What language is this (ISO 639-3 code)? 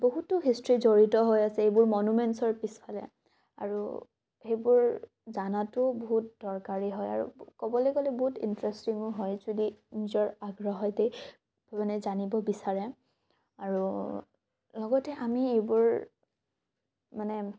asm